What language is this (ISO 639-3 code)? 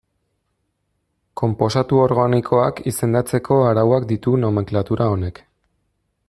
eus